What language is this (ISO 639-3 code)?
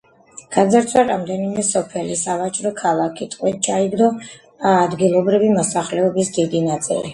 kat